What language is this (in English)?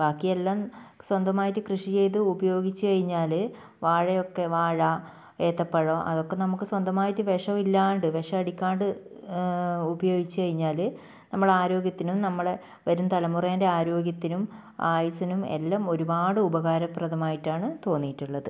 Malayalam